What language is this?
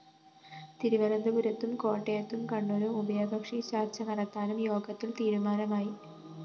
Malayalam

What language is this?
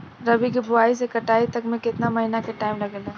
Bhojpuri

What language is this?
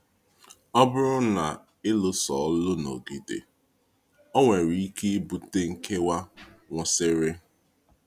Igbo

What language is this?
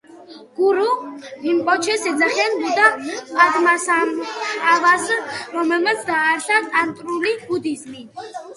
Georgian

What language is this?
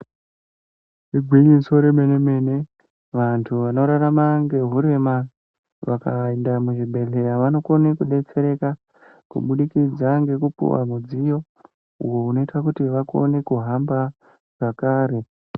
Ndau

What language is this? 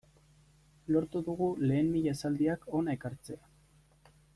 Basque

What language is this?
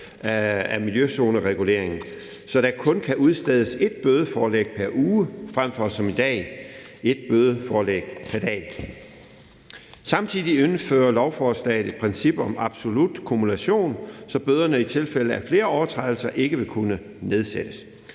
Danish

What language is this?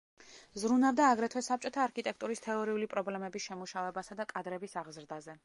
Georgian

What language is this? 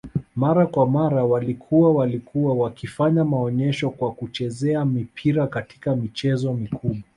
Swahili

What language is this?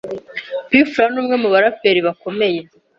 Kinyarwanda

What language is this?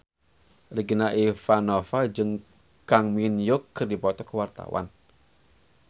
Sundanese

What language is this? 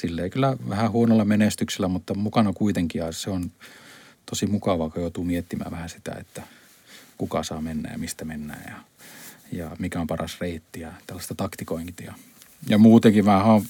Finnish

